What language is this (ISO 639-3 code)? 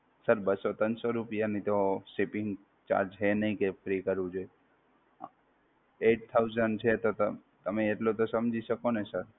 guj